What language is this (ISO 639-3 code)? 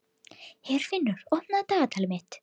isl